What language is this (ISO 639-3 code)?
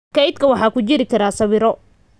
som